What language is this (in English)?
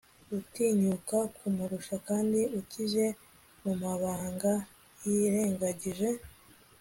Kinyarwanda